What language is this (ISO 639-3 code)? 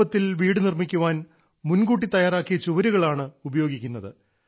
mal